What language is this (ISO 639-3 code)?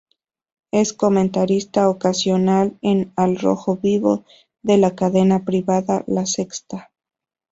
spa